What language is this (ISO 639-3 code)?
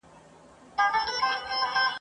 pus